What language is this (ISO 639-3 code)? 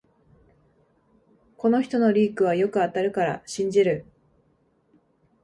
jpn